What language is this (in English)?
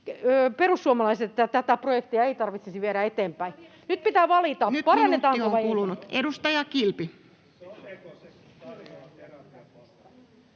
Finnish